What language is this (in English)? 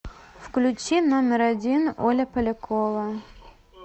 Russian